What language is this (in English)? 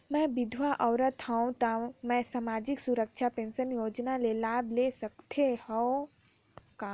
Chhattisgarhi